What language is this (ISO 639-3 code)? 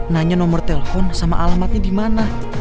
ind